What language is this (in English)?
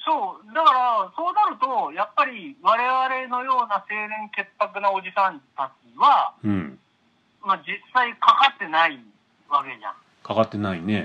Japanese